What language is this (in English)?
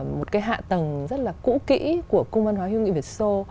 Vietnamese